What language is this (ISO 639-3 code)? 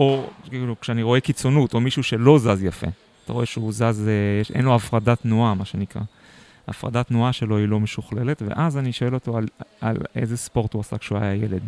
heb